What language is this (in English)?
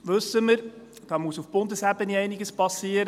Swiss German